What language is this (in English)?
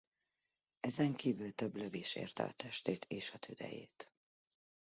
Hungarian